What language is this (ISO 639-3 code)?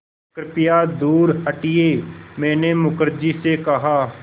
hin